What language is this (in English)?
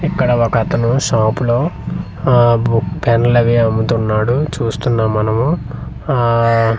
Telugu